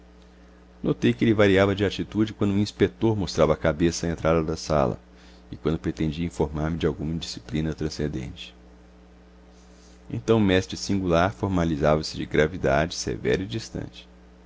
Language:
Portuguese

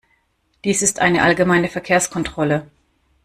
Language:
German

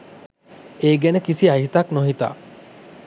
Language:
Sinhala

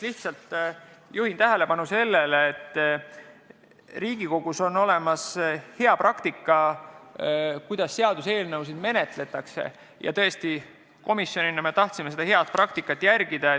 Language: Estonian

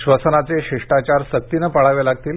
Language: Marathi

